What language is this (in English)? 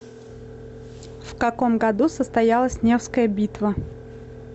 Russian